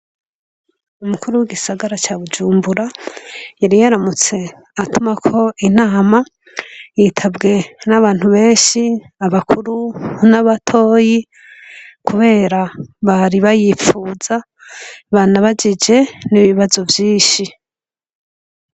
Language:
Rundi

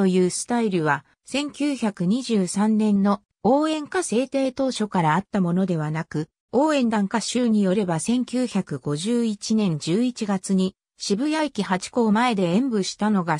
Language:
Japanese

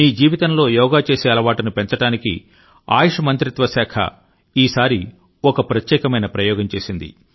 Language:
Telugu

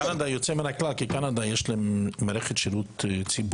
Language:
Hebrew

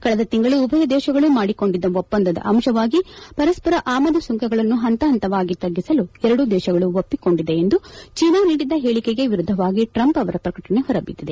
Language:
Kannada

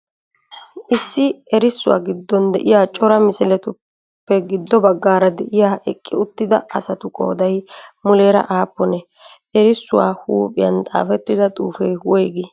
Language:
Wolaytta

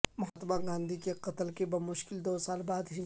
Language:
Urdu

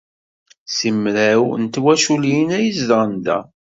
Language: Kabyle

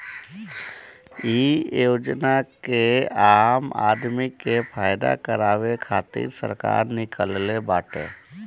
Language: Bhojpuri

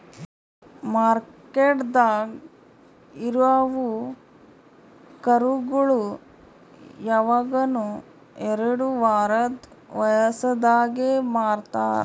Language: Kannada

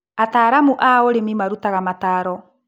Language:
Kikuyu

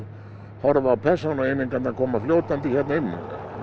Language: Icelandic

